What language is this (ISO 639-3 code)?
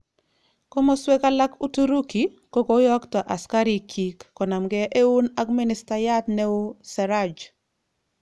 kln